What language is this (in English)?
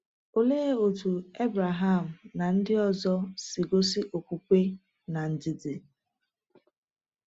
Igbo